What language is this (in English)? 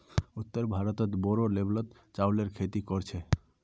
Magahi